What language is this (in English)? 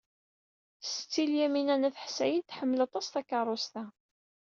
Kabyle